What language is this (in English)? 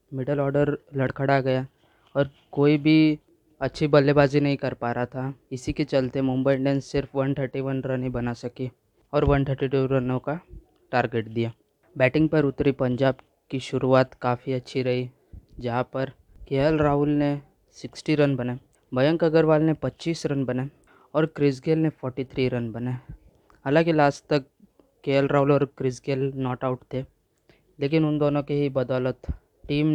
Hindi